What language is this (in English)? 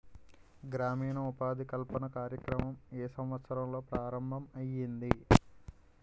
Telugu